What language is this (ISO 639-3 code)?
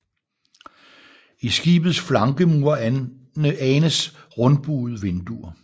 dan